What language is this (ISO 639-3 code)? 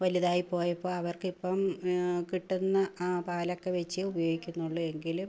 mal